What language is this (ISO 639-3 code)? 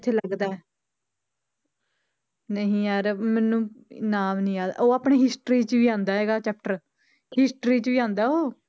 pan